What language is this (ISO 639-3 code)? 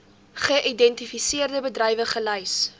afr